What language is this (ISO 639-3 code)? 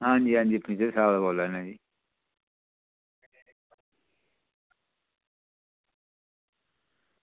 doi